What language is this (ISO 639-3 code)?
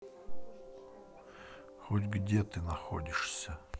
rus